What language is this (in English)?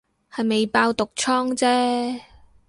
Cantonese